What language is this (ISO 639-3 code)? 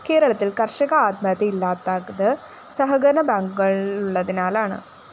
mal